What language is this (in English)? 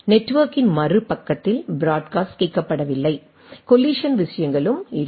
Tamil